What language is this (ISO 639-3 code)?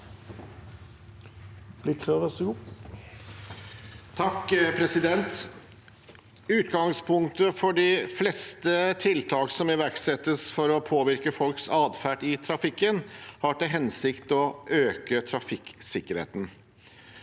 nor